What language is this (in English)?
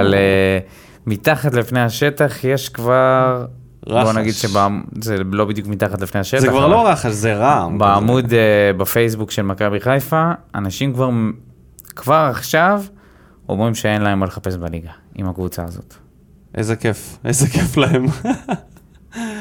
Hebrew